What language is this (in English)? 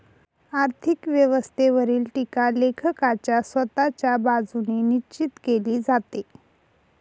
Marathi